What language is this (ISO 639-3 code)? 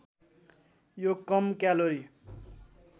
nep